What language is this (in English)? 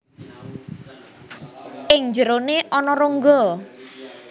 Javanese